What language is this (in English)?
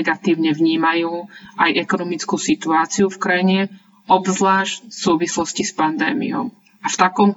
Slovak